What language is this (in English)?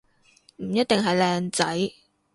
Cantonese